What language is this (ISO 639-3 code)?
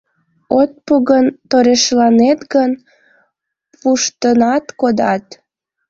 chm